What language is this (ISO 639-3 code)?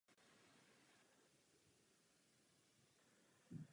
ces